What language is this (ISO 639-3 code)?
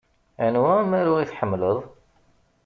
kab